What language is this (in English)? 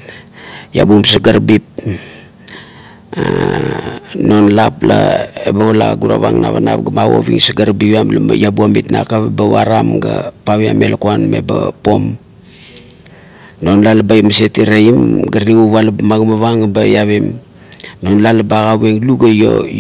Kuot